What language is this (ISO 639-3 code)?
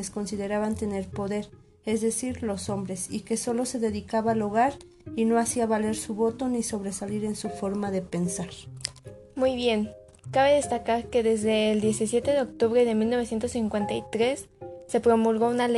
spa